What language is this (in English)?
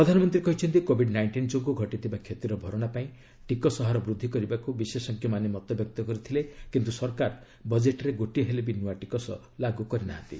Odia